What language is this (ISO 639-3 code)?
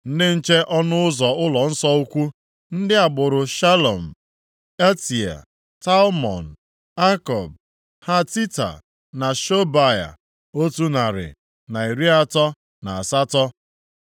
ibo